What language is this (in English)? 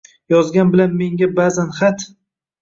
Uzbek